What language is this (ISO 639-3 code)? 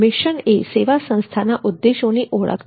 guj